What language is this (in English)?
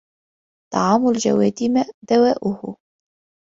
Arabic